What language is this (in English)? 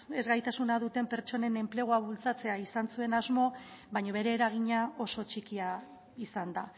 Basque